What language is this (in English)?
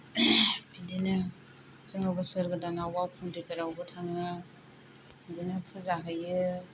Bodo